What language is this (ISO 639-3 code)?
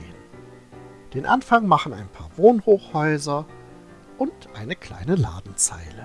deu